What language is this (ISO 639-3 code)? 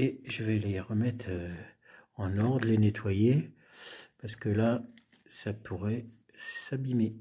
fra